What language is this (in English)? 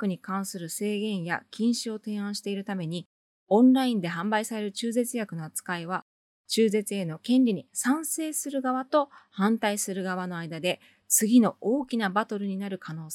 Japanese